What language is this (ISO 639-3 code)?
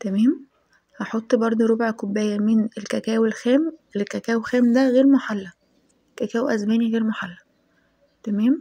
ara